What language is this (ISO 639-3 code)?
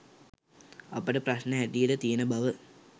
sin